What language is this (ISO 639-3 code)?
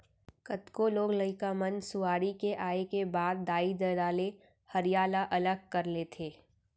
hne